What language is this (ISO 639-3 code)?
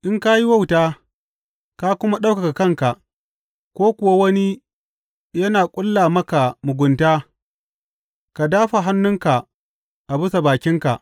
hau